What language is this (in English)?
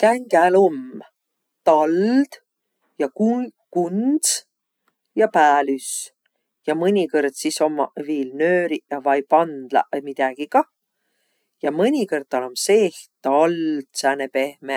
Võro